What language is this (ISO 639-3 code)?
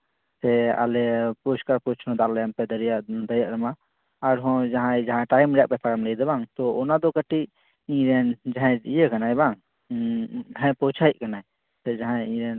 sat